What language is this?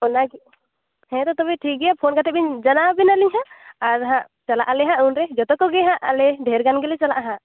Santali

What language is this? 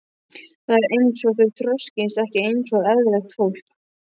Icelandic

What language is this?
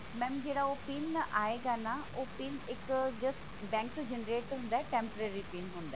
Punjabi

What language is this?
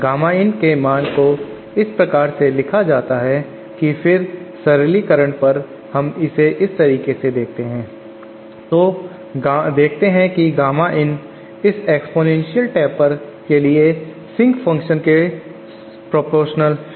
Hindi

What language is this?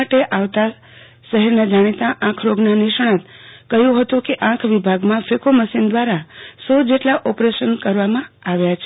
Gujarati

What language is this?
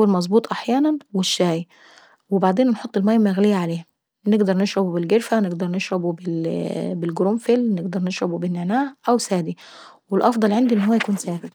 Saidi Arabic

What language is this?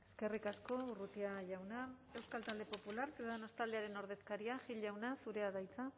Basque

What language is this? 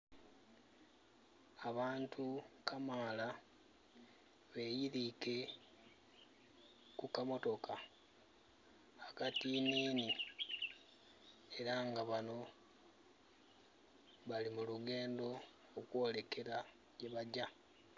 Soga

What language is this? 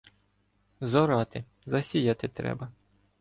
Ukrainian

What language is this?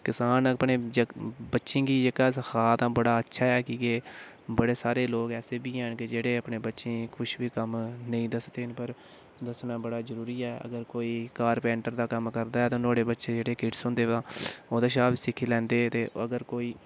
Dogri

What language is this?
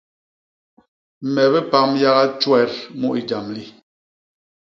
Basaa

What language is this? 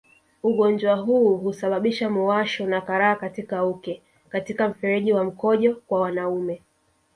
Swahili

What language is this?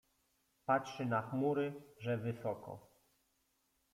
Polish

